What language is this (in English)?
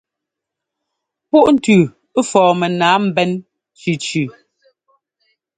Ngomba